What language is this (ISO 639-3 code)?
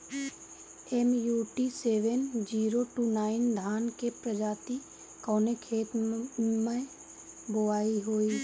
bho